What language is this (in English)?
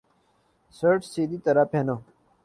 Urdu